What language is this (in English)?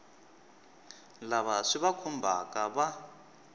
Tsonga